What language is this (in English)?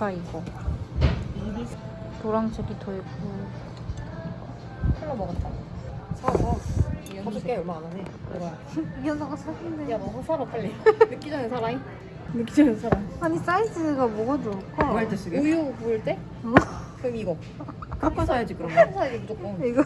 Korean